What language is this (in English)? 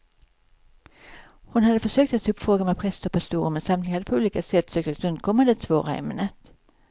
Swedish